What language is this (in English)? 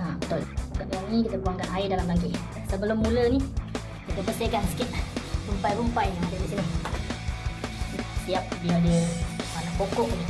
Malay